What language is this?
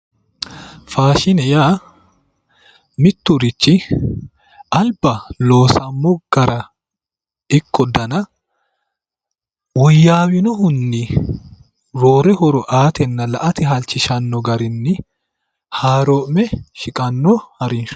Sidamo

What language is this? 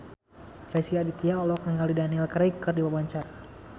Sundanese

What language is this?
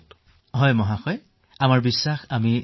Assamese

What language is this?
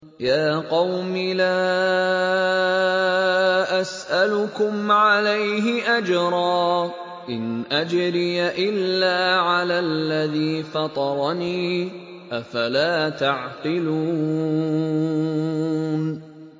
Arabic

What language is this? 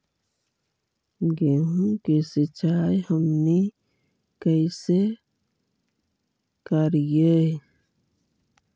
Magahi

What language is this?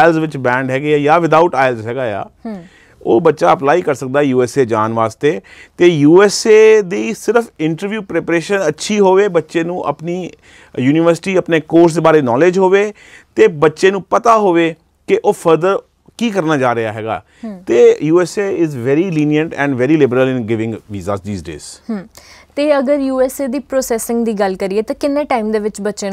Punjabi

